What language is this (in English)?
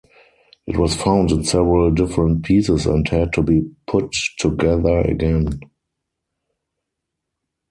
English